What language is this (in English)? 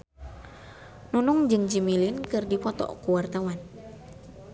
Sundanese